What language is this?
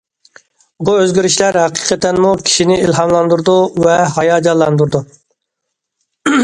Uyghur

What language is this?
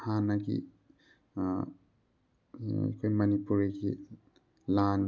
Manipuri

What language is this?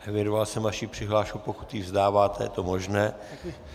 Czech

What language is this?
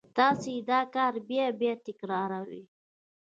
Pashto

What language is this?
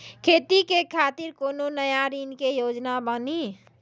Maithili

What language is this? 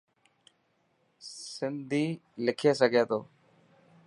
Dhatki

